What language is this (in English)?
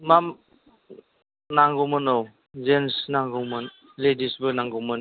Bodo